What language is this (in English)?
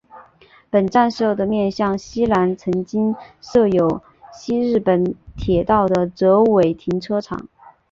Chinese